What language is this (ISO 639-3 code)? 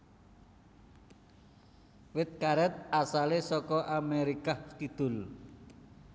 jav